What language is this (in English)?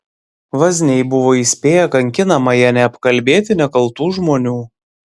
Lithuanian